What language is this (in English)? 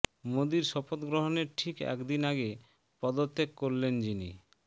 Bangla